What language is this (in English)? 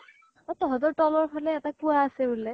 Assamese